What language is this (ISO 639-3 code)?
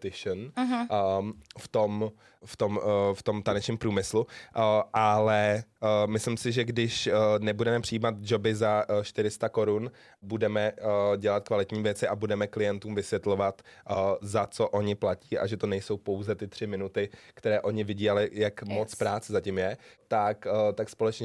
ces